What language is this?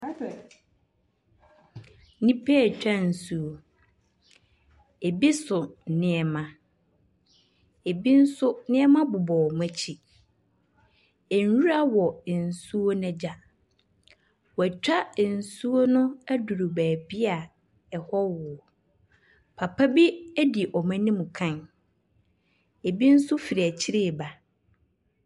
Akan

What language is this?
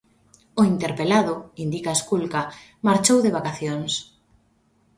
Galician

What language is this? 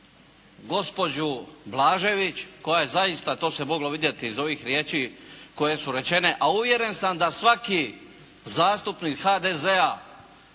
Croatian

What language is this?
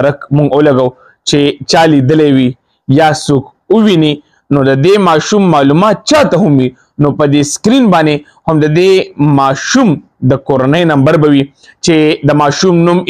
Romanian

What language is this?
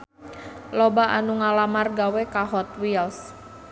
Sundanese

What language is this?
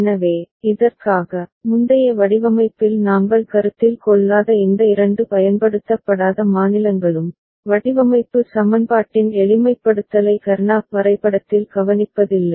Tamil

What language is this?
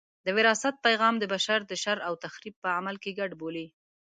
Pashto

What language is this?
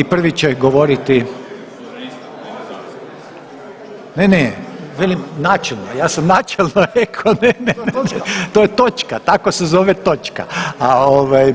Croatian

